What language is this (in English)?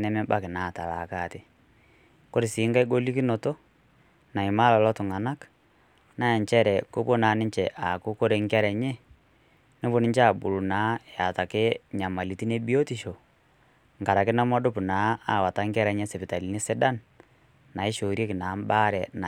Masai